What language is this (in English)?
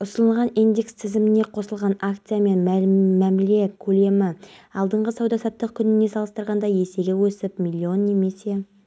Kazakh